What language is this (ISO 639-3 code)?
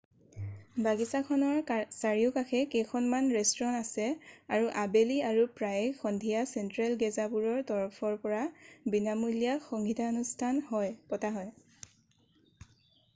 asm